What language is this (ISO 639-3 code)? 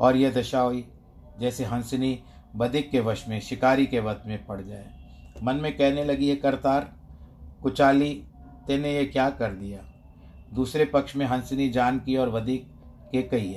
hin